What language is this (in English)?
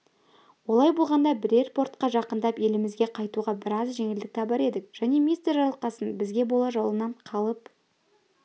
Kazakh